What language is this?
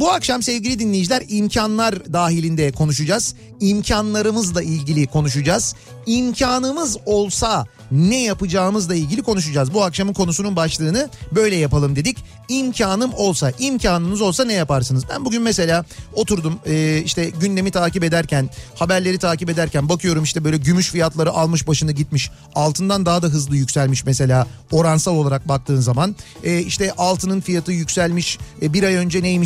Turkish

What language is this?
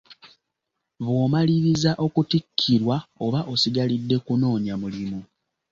Ganda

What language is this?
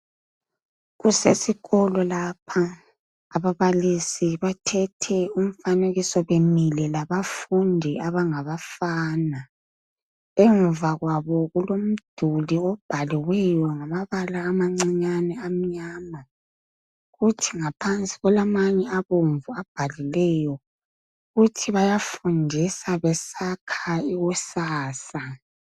North Ndebele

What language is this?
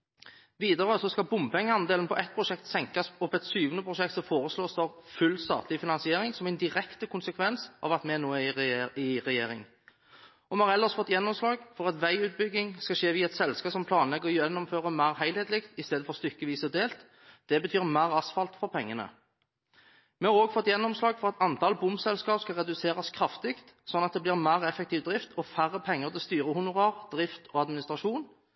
Norwegian Bokmål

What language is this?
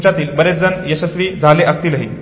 Marathi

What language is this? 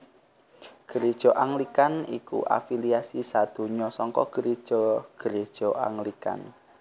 Javanese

